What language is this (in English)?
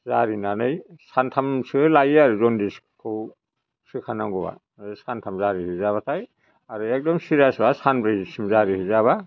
Bodo